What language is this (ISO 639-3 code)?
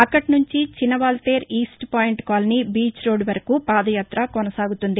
tel